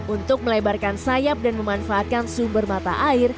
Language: Indonesian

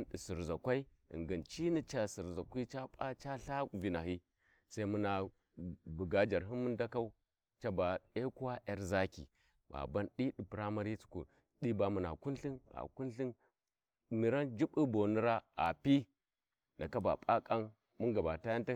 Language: Warji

